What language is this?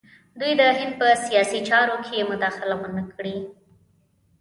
Pashto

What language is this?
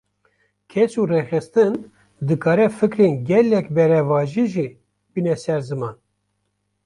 Kurdish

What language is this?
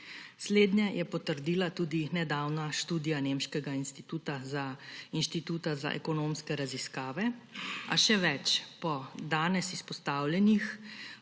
Slovenian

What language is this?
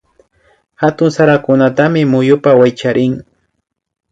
Imbabura Highland Quichua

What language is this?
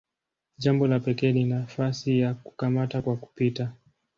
Swahili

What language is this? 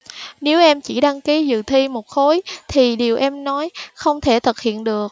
Vietnamese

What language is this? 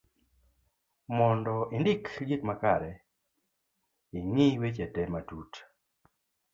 Luo (Kenya and Tanzania)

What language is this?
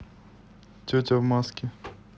Russian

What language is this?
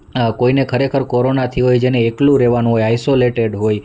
Gujarati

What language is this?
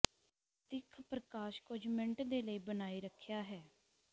Punjabi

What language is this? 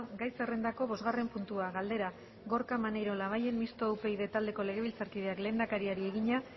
Basque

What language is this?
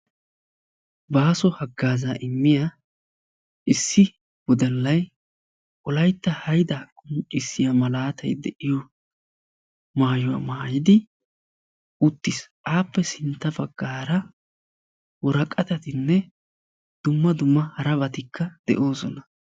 Wolaytta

